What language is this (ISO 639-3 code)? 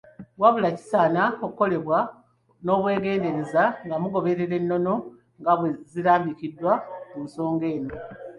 lug